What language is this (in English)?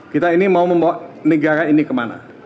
Indonesian